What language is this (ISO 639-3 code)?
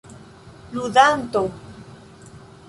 epo